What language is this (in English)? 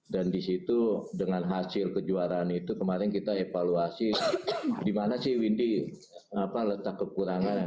Indonesian